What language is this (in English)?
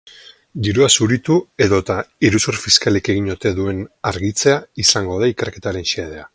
Basque